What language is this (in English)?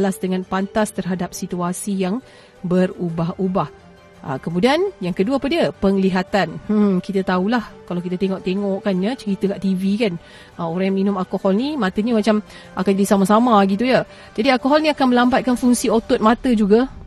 Malay